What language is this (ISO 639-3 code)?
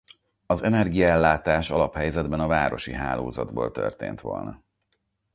hun